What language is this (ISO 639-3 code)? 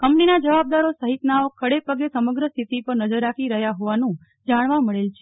guj